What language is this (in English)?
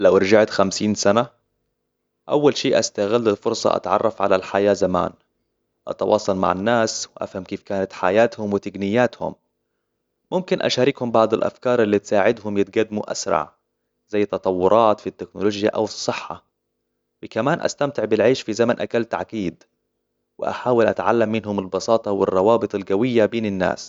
Hijazi Arabic